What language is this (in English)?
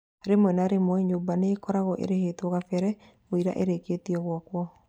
Kikuyu